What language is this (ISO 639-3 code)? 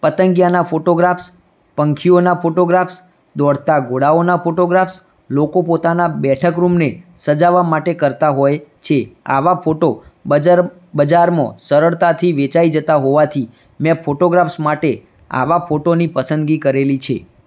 guj